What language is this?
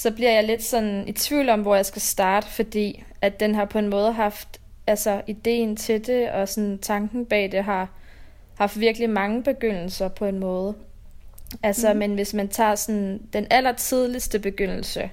Danish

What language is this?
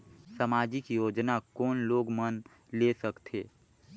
Chhattisgarhi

